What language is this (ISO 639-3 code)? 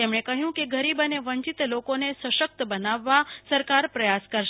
guj